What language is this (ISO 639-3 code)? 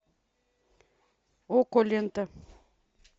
rus